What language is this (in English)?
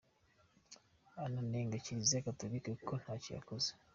Kinyarwanda